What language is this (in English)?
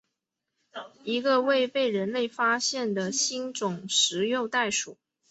Chinese